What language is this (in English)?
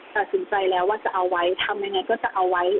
Thai